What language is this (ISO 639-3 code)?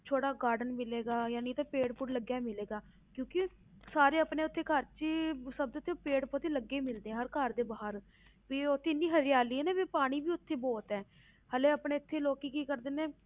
pan